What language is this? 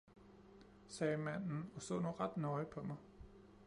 Danish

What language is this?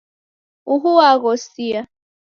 Taita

